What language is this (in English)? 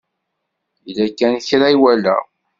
Kabyle